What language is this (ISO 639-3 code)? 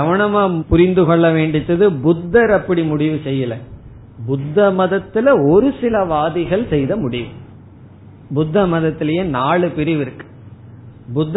tam